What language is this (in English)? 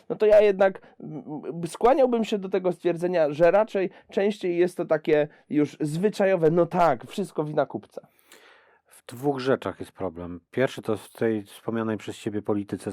Polish